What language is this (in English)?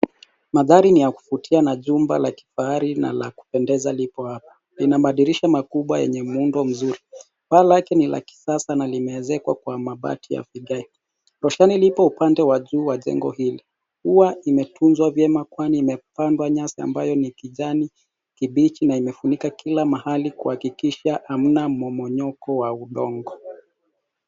Swahili